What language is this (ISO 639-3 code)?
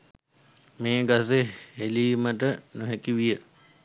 sin